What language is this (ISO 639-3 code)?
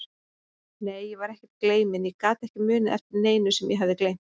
isl